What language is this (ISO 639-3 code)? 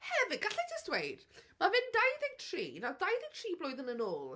cym